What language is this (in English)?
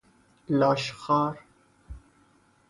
Persian